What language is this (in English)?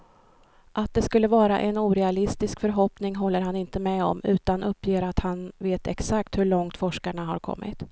Swedish